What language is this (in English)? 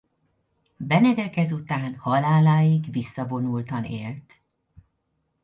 Hungarian